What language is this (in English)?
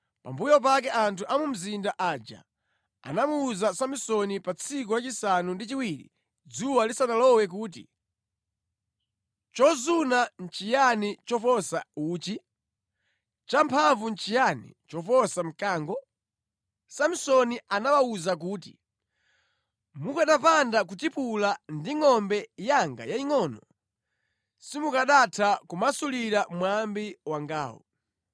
Nyanja